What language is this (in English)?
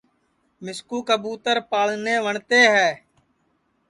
Sansi